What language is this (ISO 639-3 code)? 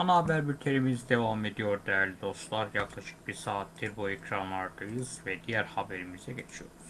tur